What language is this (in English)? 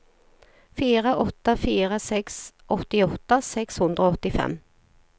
Norwegian